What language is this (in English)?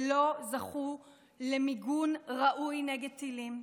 Hebrew